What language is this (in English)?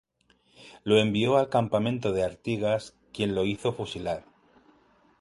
Spanish